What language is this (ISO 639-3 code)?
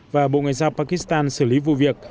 vie